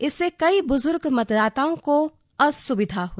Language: Hindi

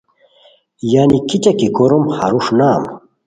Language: Khowar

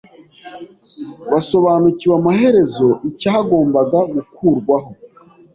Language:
Kinyarwanda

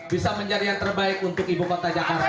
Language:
Indonesian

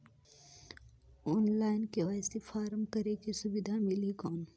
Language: Chhattisgarhi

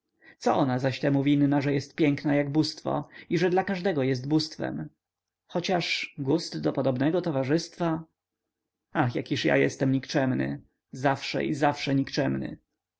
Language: Polish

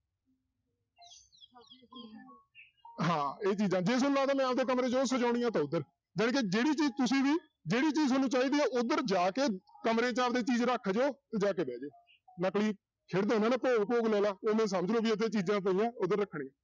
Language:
Punjabi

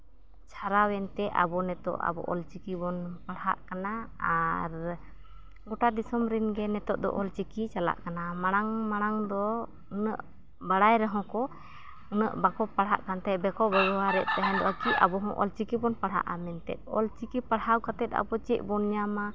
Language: Santali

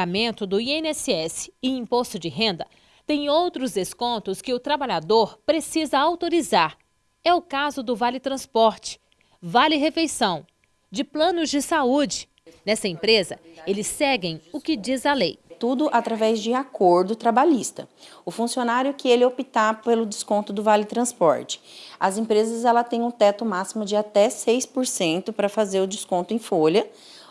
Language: Portuguese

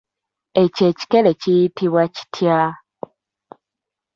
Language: Ganda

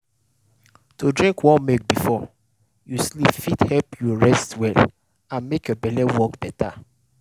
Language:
Nigerian Pidgin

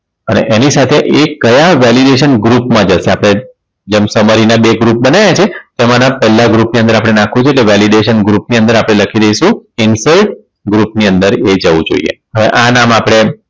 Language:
Gujarati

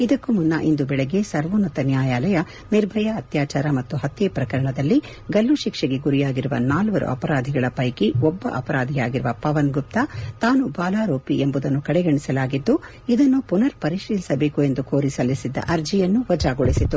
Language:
Kannada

